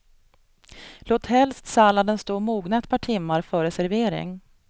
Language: Swedish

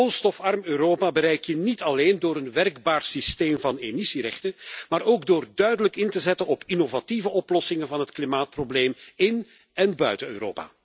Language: Dutch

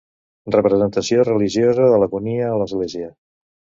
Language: Catalan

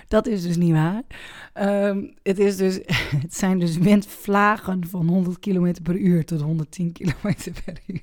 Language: Dutch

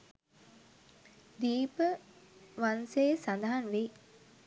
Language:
Sinhala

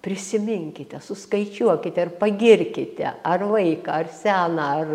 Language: Lithuanian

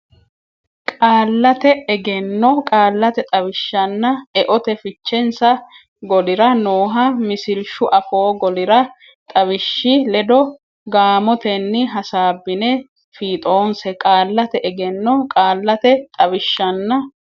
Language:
Sidamo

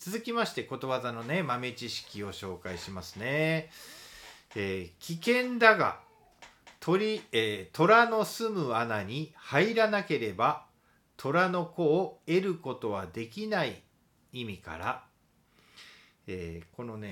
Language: Japanese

